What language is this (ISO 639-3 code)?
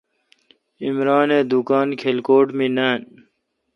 xka